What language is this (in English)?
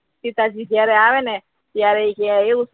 Gujarati